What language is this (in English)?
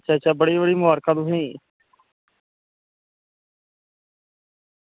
Dogri